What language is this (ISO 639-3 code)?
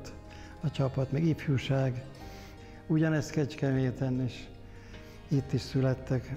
hun